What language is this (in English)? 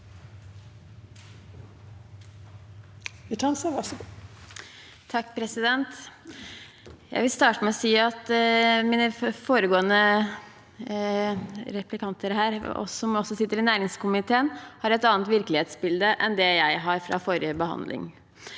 Norwegian